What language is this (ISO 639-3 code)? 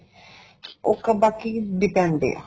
pan